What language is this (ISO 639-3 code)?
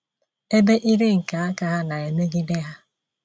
ibo